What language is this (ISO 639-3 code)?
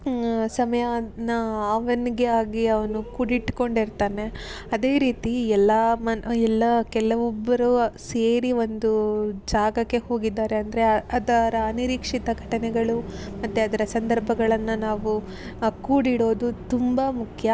kan